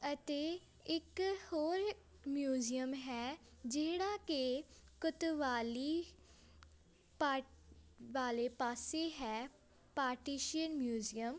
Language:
Punjabi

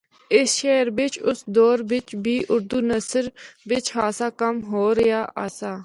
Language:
Northern Hindko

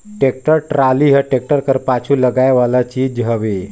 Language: Chhattisgarhi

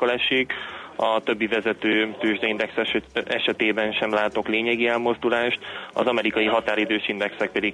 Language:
Hungarian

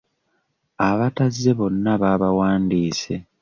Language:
Ganda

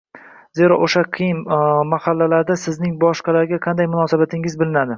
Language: Uzbek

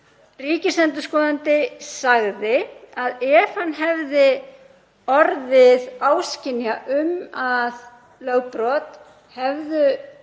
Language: Icelandic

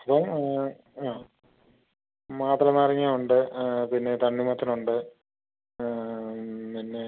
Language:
Malayalam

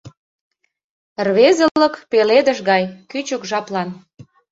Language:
Mari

